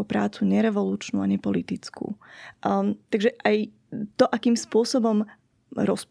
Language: Slovak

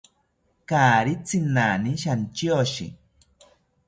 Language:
South Ucayali Ashéninka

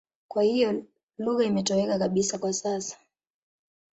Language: Swahili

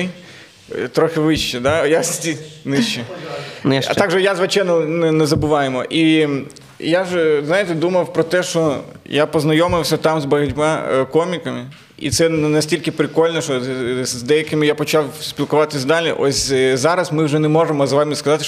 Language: Ukrainian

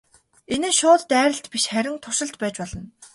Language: Mongolian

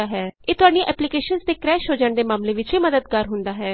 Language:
Punjabi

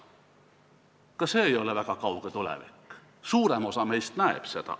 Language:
Estonian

